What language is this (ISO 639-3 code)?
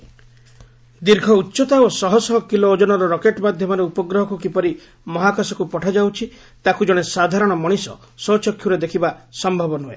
ori